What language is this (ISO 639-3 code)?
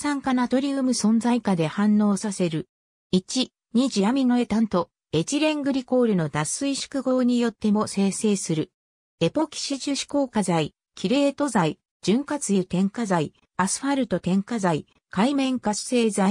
jpn